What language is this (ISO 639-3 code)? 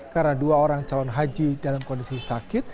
ind